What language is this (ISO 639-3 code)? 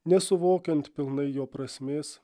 lit